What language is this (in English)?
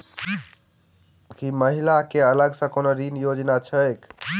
Maithili